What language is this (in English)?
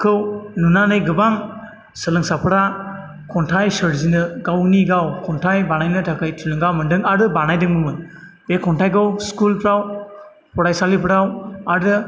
Bodo